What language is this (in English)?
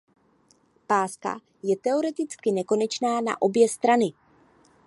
Czech